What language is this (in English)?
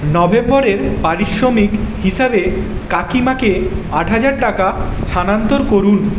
Bangla